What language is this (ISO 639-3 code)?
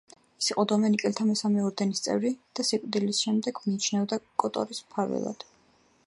kat